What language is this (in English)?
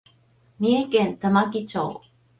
Japanese